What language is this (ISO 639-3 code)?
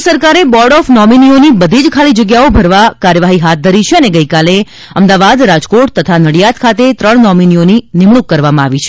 guj